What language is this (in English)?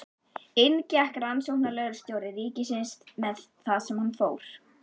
Icelandic